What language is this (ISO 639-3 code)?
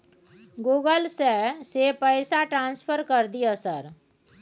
mai